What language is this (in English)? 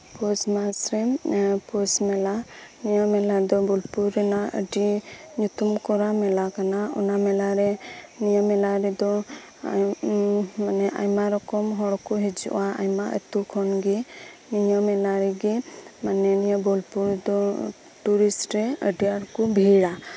Santali